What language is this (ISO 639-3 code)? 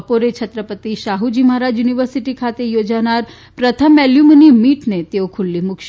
guj